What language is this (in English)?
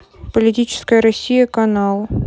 Russian